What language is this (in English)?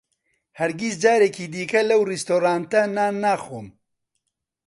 Central Kurdish